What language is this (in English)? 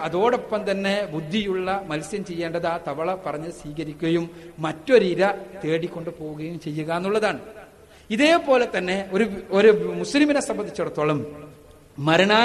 Malayalam